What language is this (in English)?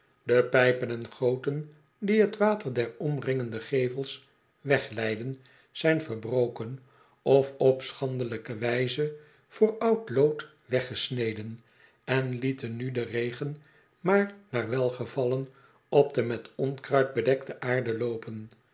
Dutch